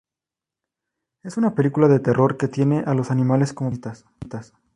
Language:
Spanish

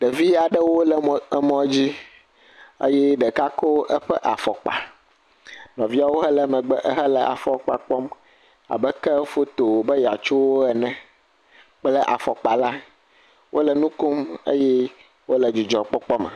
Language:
Ewe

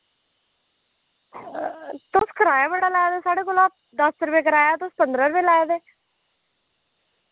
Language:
Dogri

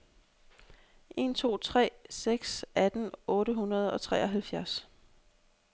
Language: Danish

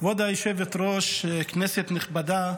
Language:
Hebrew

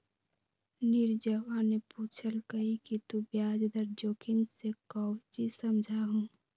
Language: Magahi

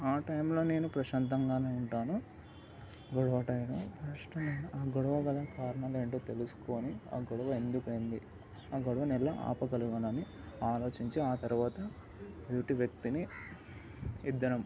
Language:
Telugu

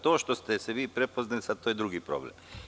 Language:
Serbian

